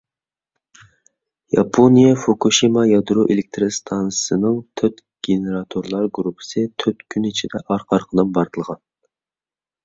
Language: Uyghur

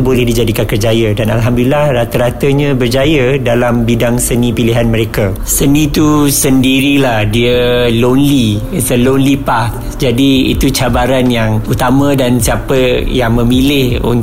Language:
Malay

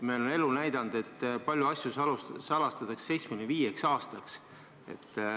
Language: Estonian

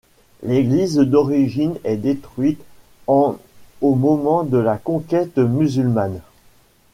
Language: French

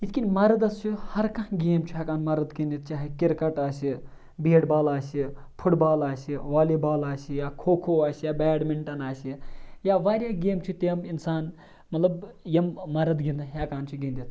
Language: Kashmiri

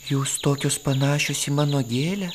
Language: Lithuanian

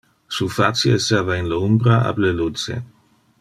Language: Interlingua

